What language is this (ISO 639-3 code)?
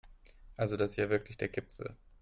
deu